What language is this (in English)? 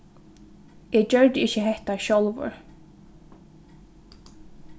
Faroese